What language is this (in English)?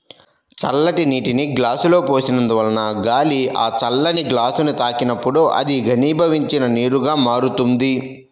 Telugu